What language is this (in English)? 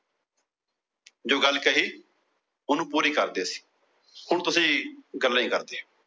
Punjabi